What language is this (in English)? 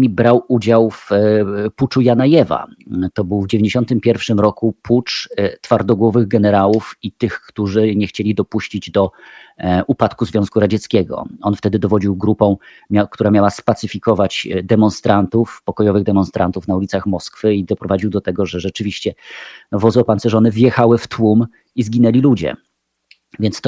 Polish